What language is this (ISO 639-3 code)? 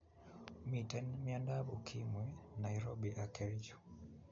kln